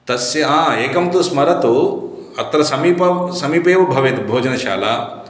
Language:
Sanskrit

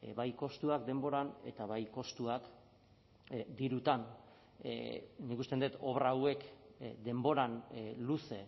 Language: Basque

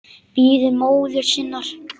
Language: Icelandic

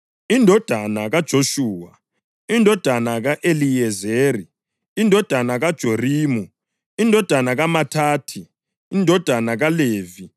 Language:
North Ndebele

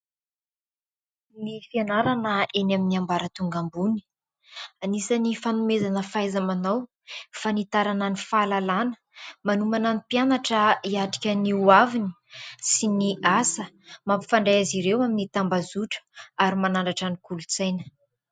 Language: Malagasy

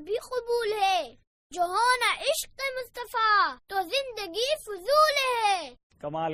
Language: Urdu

